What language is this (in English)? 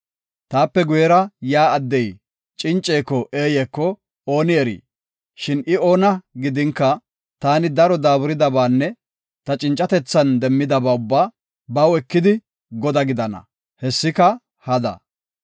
Gofa